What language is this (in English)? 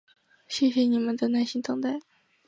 Chinese